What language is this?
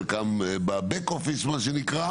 Hebrew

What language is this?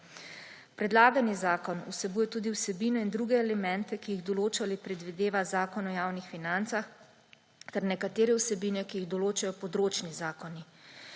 Slovenian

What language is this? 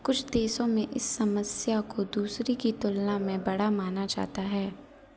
Hindi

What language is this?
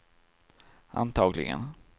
Swedish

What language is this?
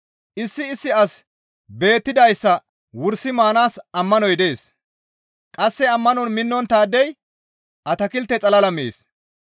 Gamo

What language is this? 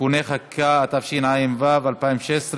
Hebrew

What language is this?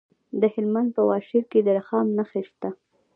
Pashto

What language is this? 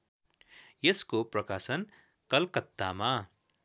Nepali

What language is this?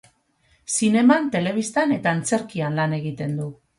Basque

